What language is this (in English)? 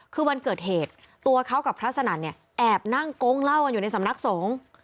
Thai